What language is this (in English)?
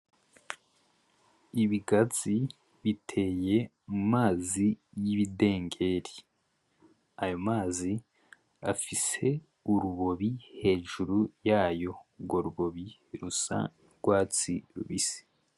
Rundi